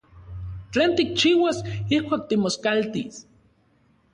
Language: Central Puebla Nahuatl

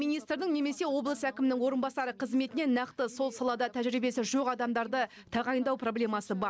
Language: Kazakh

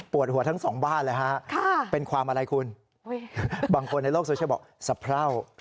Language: Thai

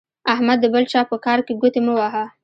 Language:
Pashto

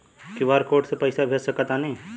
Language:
Bhojpuri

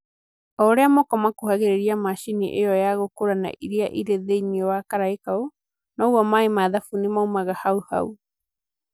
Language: Kikuyu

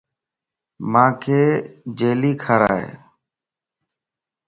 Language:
Lasi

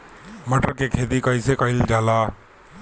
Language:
Bhojpuri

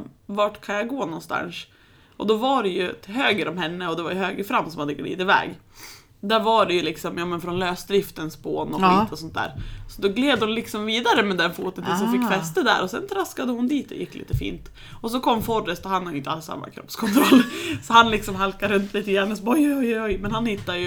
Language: Swedish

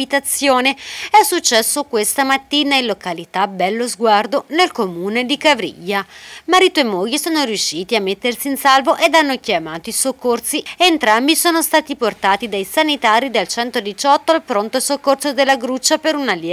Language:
Italian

